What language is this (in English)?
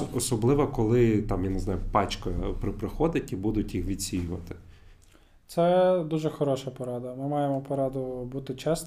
Ukrainian